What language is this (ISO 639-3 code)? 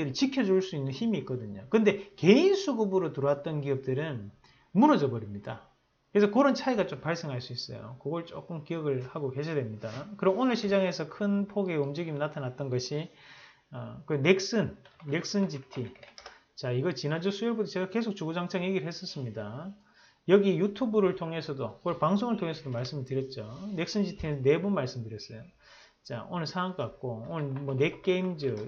kor